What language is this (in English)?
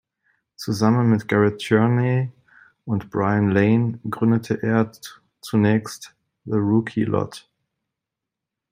German